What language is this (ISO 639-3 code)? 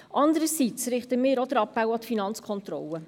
gsw